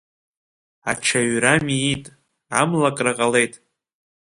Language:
Abkhazian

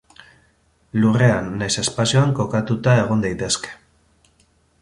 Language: Basque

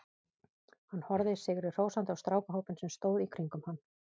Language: Icelandic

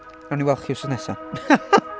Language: Welsh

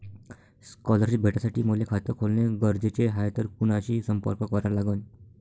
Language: Marathi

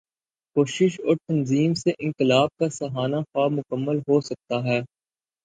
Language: Urdu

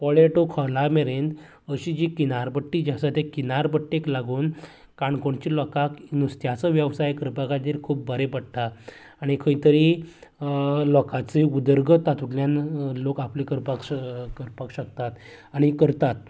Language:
Konkani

